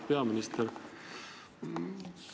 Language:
Estonian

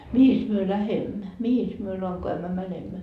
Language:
Finnish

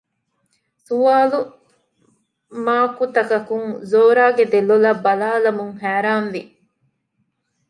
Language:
Divehi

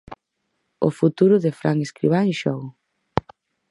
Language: Galician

